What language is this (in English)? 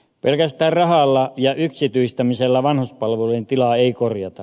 Finnish